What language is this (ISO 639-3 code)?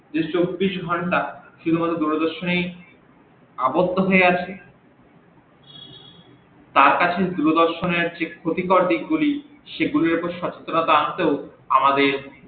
ben